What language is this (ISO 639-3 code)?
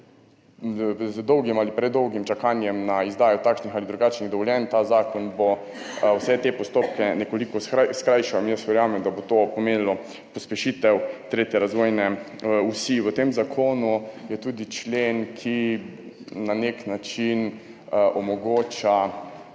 slv